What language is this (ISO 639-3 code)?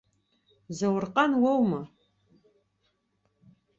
abk